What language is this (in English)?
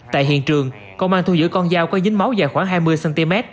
Vietnamese